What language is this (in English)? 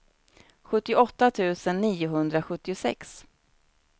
Swedish